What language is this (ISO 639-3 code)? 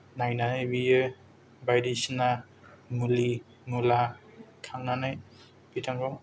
brx